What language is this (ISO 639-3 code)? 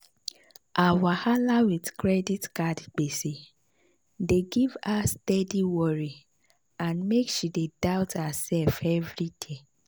pcm